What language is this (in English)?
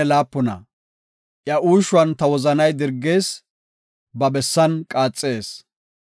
Gofa